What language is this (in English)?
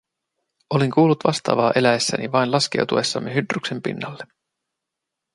Finnish